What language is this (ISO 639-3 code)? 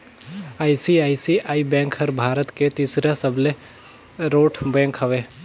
hne